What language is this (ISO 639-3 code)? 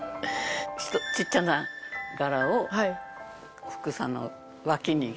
jpn